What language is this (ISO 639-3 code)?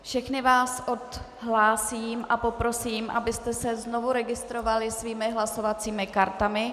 ces